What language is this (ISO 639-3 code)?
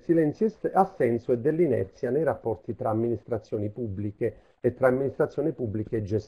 ita